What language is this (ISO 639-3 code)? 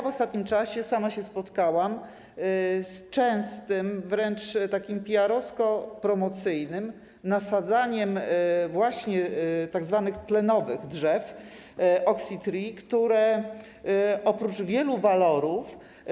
pol